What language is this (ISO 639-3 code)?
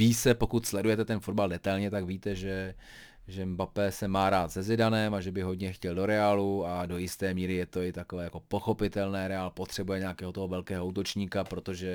ces